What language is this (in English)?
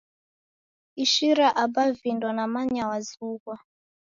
Taita